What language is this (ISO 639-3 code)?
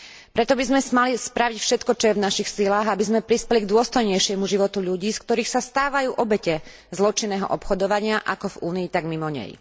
slk